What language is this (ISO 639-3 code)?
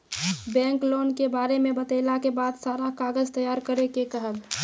mai